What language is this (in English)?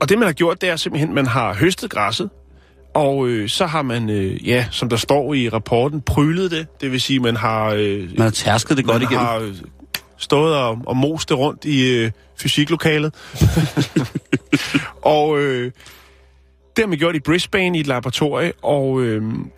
Danish